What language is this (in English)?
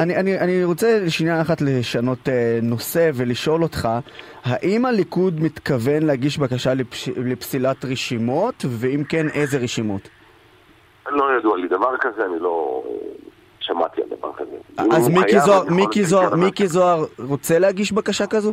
Hebrew